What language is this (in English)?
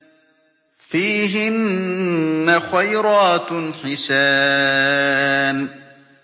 Arabic